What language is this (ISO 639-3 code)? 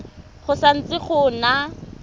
tsn